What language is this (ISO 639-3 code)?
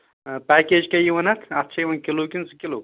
kas